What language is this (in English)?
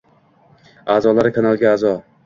Uzbek